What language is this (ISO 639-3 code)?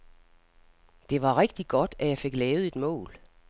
dan